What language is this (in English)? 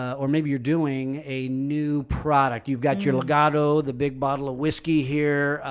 English